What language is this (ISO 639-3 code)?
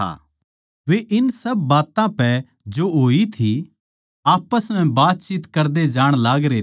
bgc